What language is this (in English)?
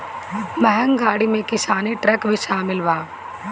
Bhojpuri